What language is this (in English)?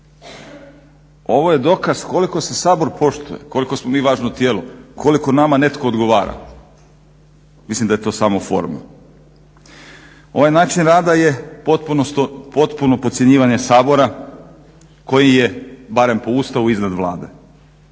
Croatian